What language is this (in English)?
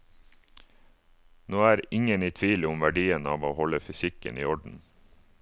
Norwegian